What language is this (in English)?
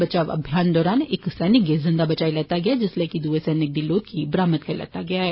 Dogri